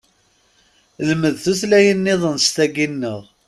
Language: Kabyle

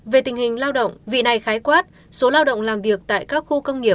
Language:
Vietnamese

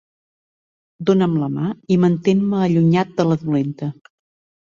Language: Catalan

